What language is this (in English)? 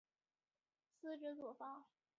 Chinese